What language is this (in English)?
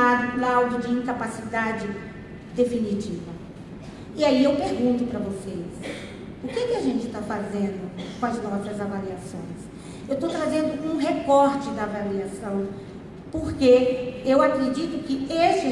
Portuguese